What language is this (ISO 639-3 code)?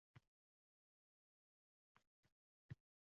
uzb